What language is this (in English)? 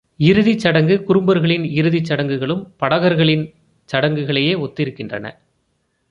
Tamil